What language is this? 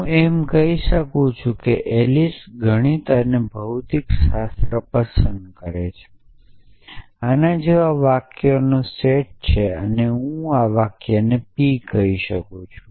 Gujarati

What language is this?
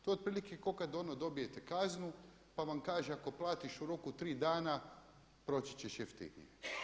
Croatian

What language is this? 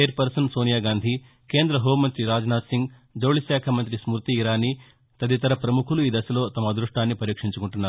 Telugu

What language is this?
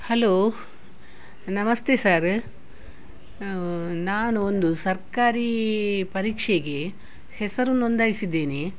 Kannada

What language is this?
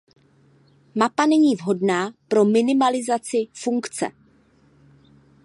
Czech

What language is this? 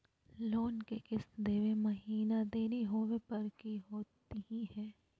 Magahi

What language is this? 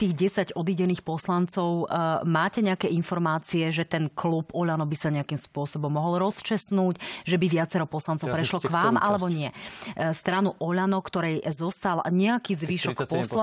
Slovak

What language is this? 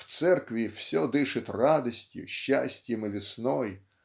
Russian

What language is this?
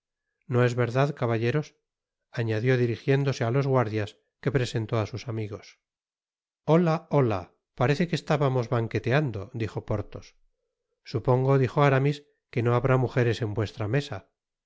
Spanish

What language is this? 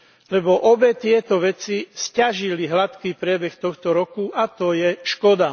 Slovak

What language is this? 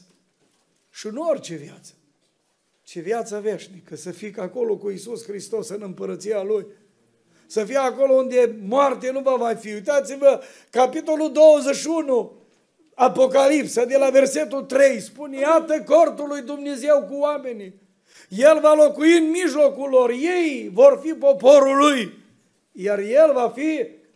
Romanian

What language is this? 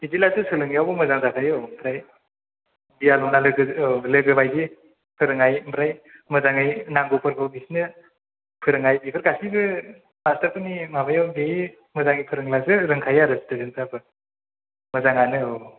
Bodo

